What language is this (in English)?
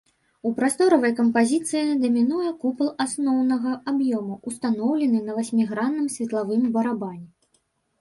Belarusian